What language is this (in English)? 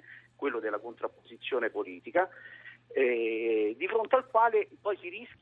Italian